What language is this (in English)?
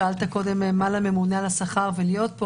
Hebrew